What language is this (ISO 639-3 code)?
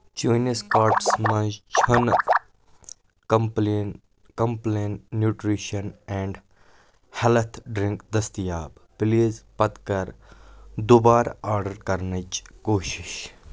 kas